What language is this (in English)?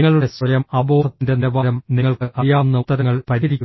Malayalam